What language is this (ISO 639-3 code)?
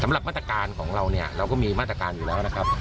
tha